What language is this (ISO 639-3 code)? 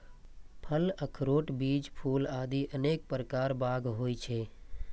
mai